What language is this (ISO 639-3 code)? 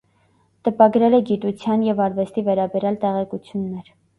hye